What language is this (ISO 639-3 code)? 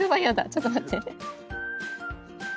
jpn